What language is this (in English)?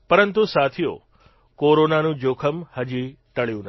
Gujarati